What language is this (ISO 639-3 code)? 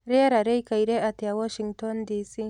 kik